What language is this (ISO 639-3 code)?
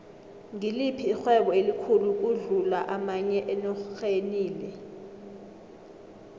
nbl